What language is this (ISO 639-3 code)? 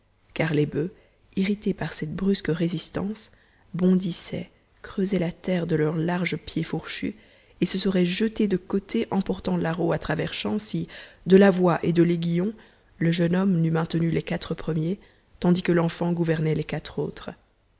fra